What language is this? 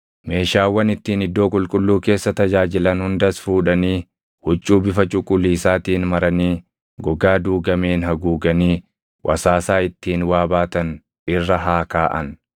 Oromo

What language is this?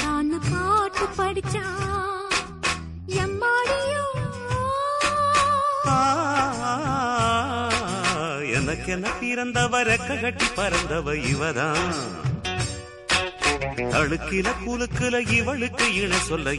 Tamil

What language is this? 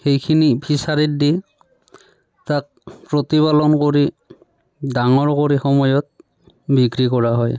Assamese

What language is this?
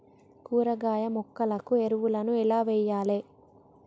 Telugu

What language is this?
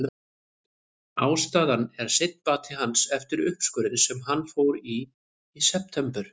Icelandic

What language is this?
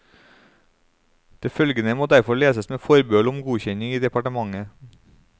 Norwegian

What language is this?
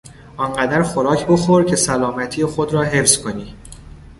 Persian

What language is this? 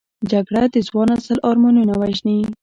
Pashto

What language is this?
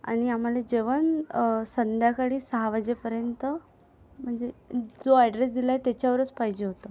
Marathi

